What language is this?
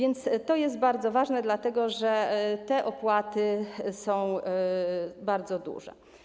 Polish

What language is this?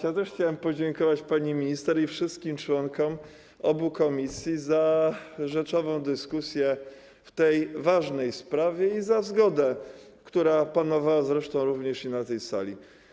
Polish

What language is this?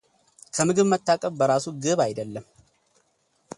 Amharic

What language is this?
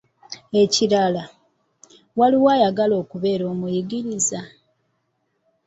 Ganda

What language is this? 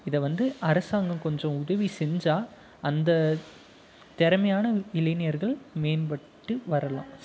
Tamil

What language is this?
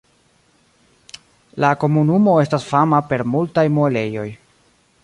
Esperanto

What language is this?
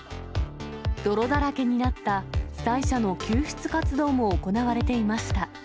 Japanese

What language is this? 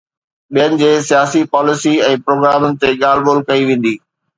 Sindhi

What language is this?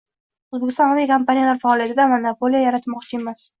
Uzbek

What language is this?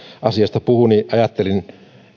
Finnish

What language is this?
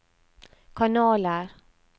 Norwegian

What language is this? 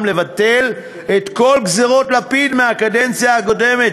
Hebrew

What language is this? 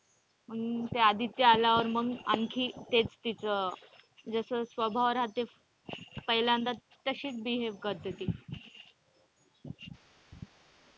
Marathi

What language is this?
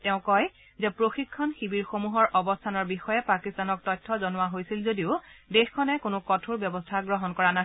Assamese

